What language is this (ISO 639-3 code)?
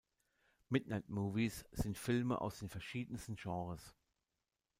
deu